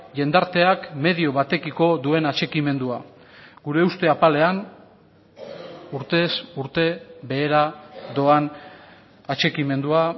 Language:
Basque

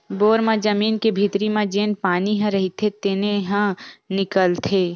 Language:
Chhattisgarhi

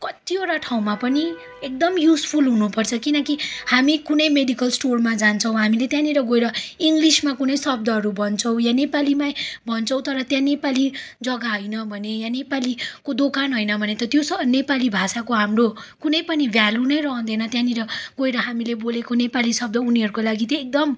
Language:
Nepali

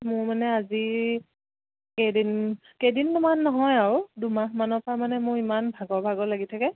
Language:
Assamese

